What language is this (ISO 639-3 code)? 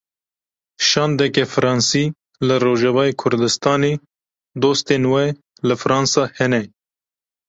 kur